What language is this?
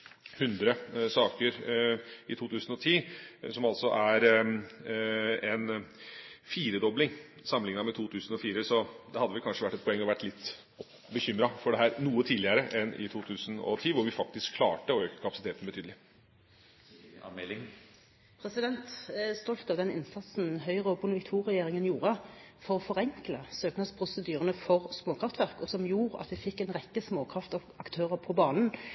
Norwegian Bokmål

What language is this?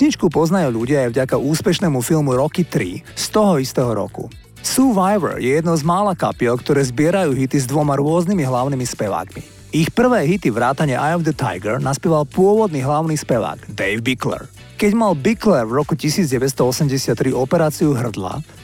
Slovak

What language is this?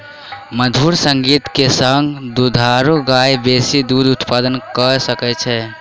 Maithili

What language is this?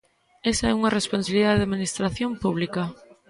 Galician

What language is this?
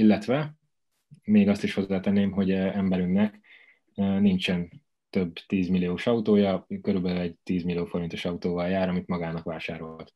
Hungarian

